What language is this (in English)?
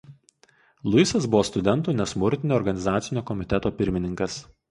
Lithuanian